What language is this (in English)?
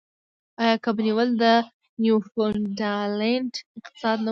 Pashto